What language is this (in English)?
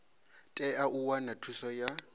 Venda